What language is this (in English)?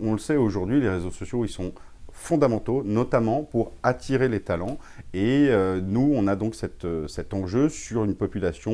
French